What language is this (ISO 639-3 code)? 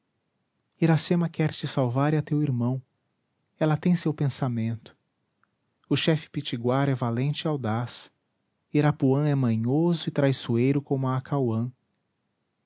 por